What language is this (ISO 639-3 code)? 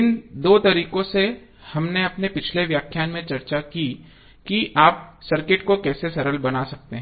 hin